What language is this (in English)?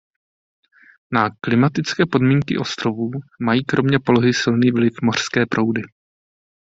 Czech